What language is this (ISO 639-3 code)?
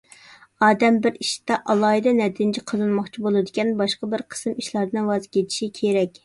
uig